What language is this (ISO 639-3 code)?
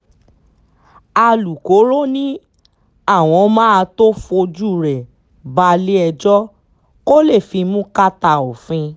yor